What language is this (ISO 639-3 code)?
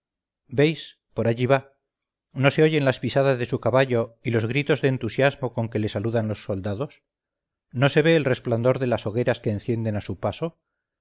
spa